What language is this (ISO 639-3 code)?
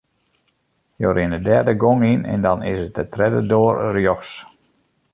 fry